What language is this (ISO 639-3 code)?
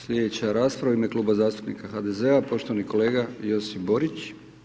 hrv